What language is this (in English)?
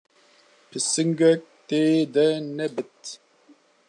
Kurdish